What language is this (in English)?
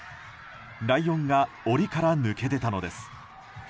Japanese